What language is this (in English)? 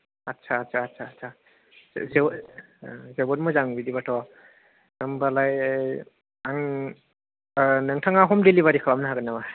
Bodo